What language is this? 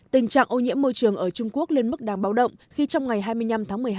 Vietnamese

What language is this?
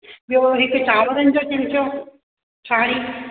Sindhi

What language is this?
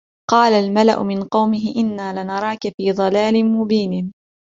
Arabic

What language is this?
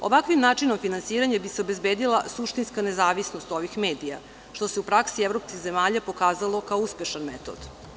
Serbian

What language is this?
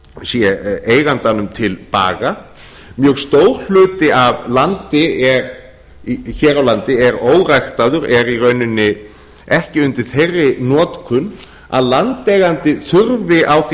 Icelandic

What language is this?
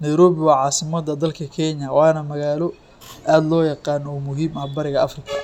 Somali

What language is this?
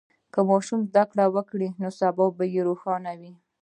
Pashto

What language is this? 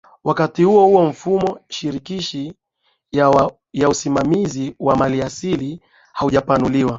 Swahili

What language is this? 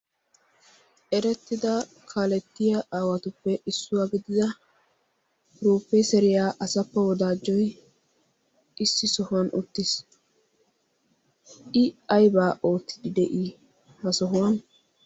Wolaytta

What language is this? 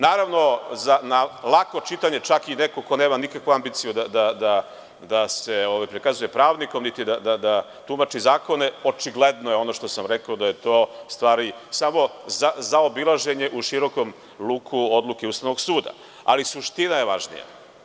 Serbian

